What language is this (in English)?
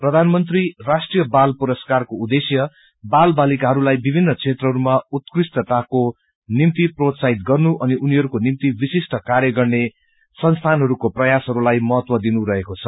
Nepali